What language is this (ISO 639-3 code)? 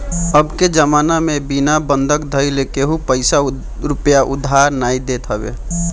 bho